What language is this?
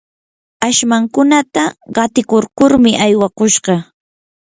Yanahuanca Pasco Quechua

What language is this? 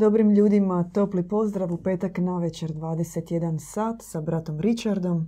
Croatian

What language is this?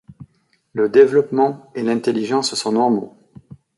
French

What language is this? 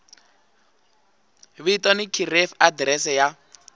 Tsonga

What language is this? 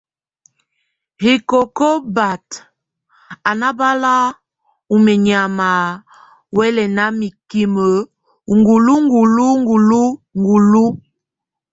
Tunen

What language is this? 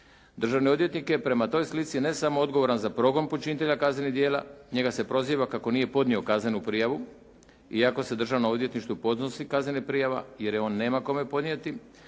Croatian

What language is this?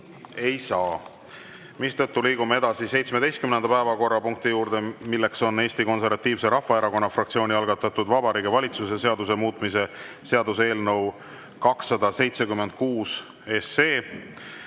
Estonian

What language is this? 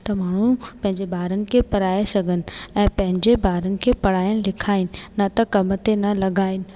Sindhi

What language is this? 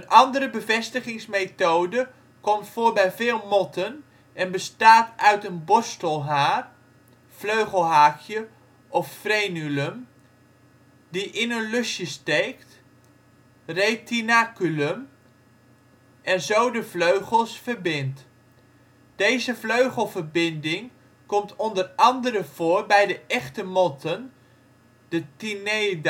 Dutch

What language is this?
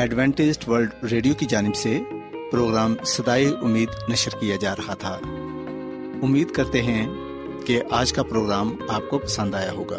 Urdu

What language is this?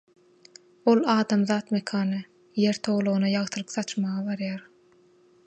Turkmen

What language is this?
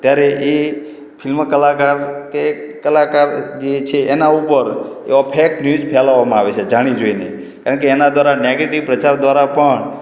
Gujarati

